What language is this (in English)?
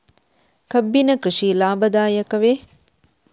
Kannada